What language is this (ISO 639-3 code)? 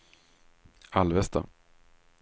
swe